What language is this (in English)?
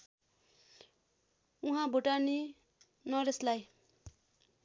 Nepali